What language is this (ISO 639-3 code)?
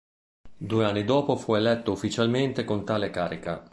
ita